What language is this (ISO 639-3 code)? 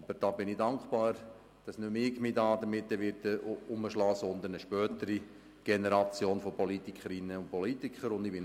gsw